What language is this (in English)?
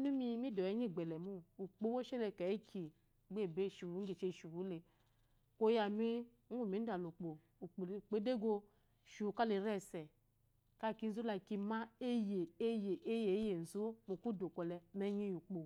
Eloyi